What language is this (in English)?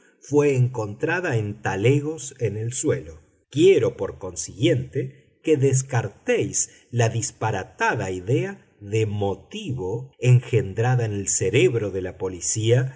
Spanish